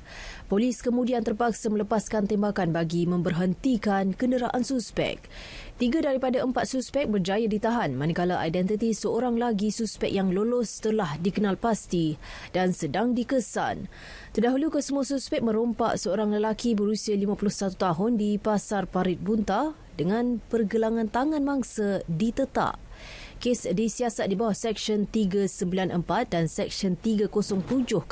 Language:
Malay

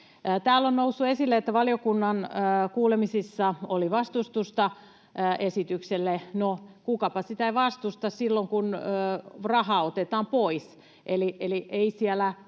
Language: Finnish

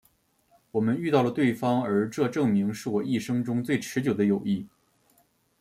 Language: Chinese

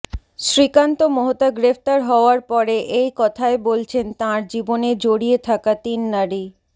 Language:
Bangla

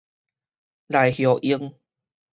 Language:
Min Nan Chinese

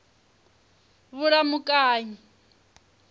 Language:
Venda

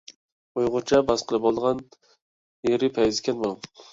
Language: Uyghur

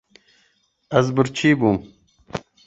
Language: Kurdish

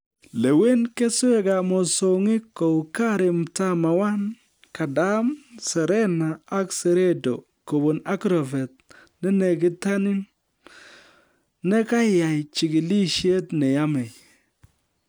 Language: Kalenjin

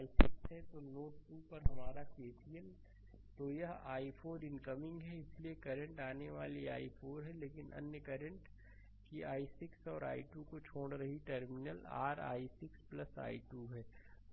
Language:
Hindi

